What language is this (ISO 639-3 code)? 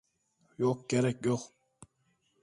tur